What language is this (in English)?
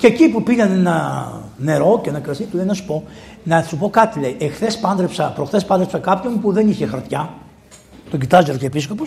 Greek